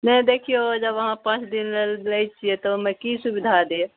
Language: Maithili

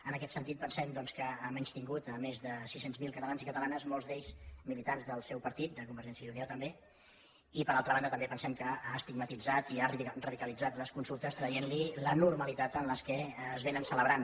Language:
Catalan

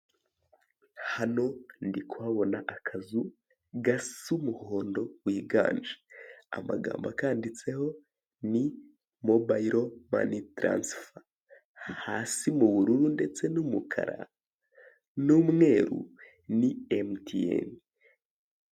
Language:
Kinyarwanda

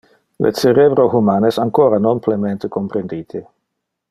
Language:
Interlingua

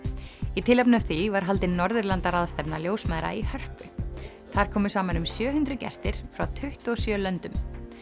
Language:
Icelandic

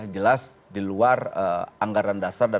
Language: Indonesian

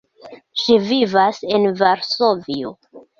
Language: Esperanto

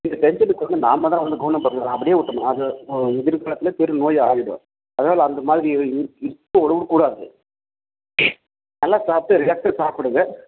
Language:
Tamil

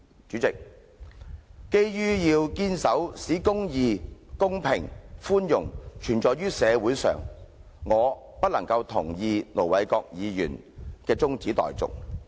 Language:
Cantonese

